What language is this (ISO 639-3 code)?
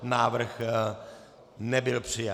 ces